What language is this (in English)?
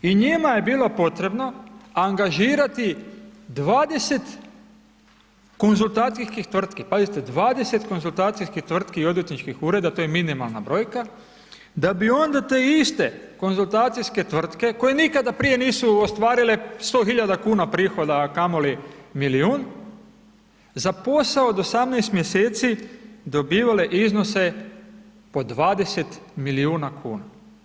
Croatian